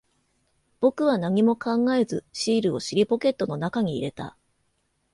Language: Japanese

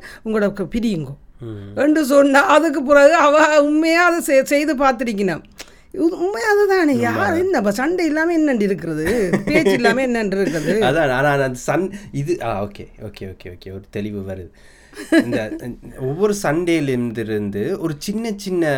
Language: Tamil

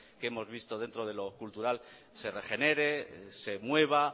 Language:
Spanish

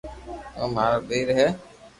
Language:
Loarki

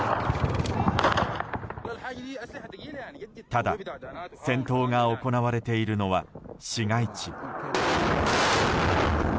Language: Japanese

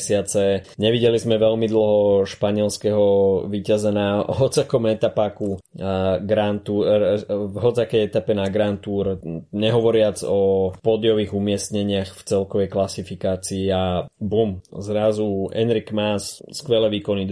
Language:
Slovak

